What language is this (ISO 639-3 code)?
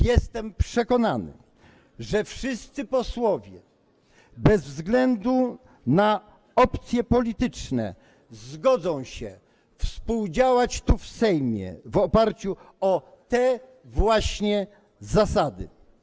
pol